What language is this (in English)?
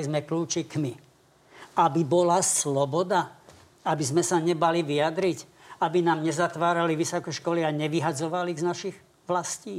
Slovak